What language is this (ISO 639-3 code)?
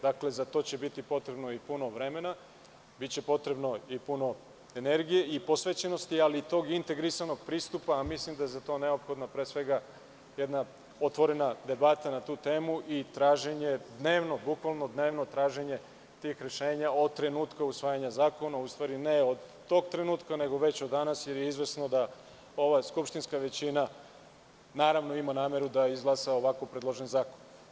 srp